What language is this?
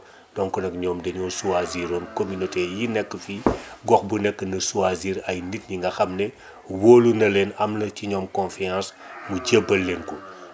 Wolof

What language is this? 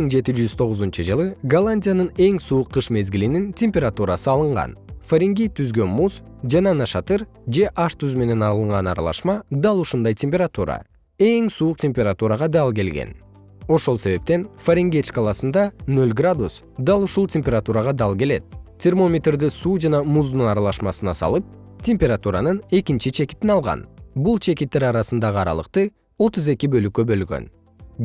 Kyrgyz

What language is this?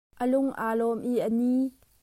Hakha Chin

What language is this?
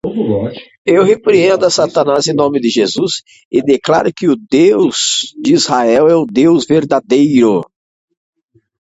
Portuguese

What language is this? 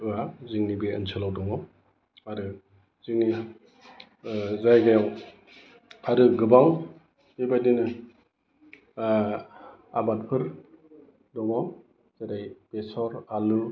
Bodo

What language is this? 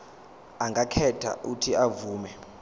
Zulu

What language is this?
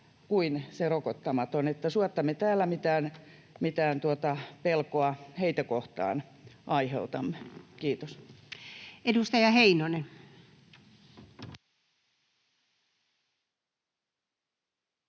Finnish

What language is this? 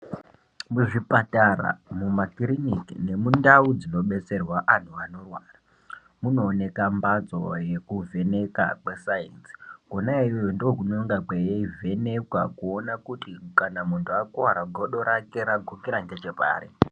Ndau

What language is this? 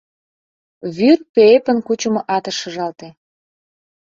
Mari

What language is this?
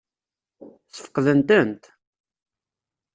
Kabyle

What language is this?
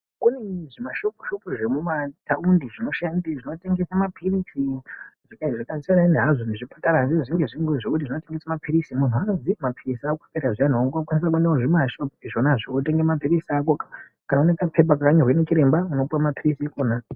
Ndau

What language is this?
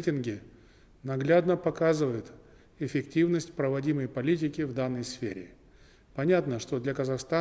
Russian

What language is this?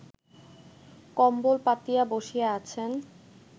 Bangla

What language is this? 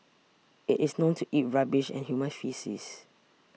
English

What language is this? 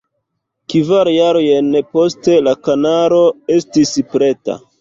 Esperanto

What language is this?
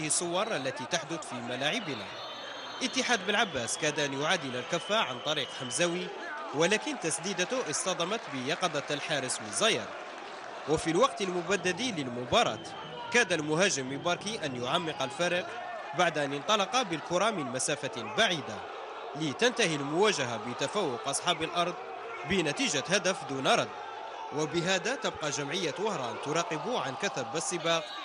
Arabic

